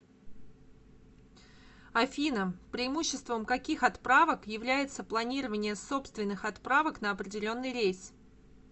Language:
Russian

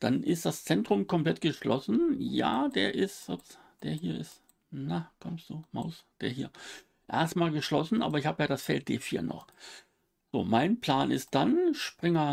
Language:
German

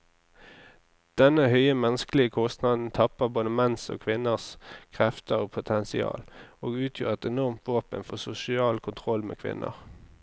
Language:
Norwegian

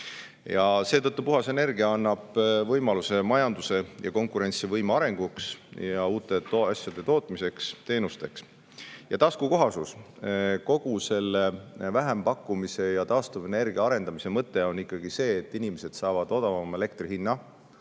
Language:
Estonian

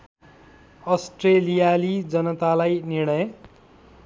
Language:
Nepali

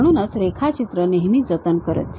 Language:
Marathi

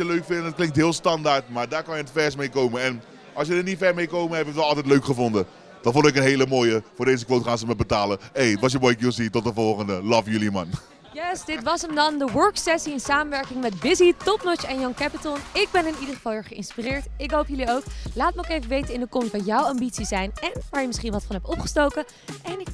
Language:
Dutch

